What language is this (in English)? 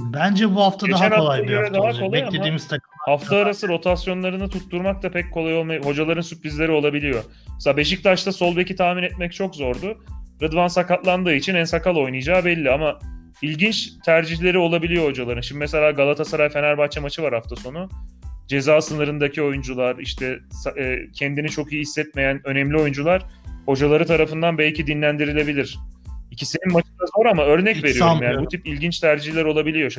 Turkish